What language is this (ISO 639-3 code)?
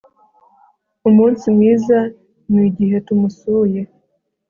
kin